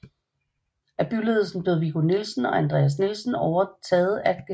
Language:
Danish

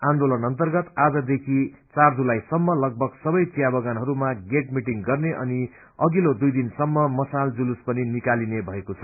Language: Nepali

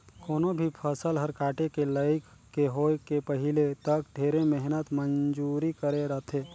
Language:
Chhattisgarhi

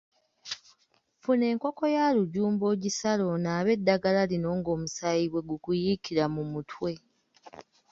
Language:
Ganda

